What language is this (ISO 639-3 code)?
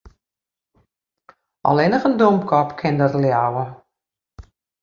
fry